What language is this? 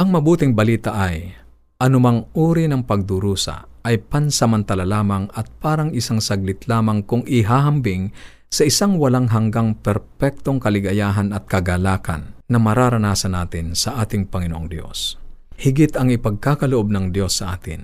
Filipino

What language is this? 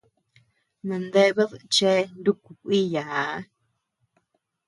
Tepeuxila Cuicatec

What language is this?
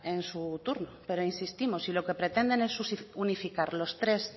Spanish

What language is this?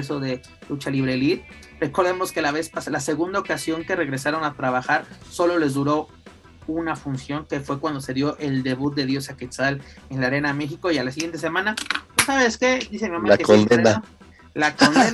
Spanish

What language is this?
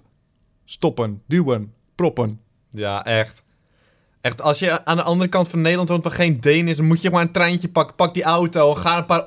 Dutch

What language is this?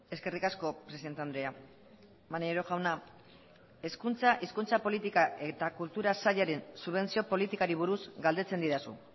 Basque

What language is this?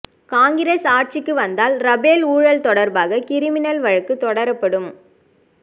Tamil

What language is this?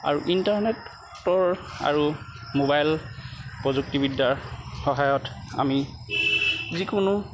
Assamese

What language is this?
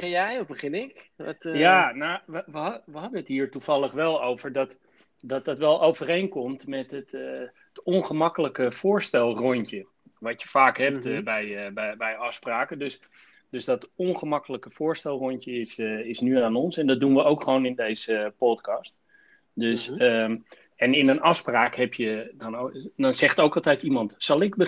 Dutch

